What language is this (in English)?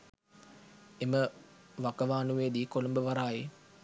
Sinhala